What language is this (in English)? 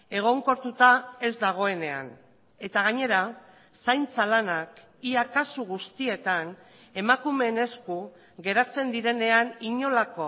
Basque